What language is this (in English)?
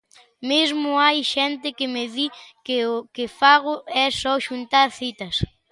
Galician